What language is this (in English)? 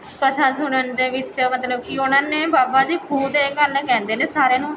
Punjabi